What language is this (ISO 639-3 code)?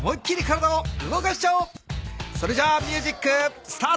jpn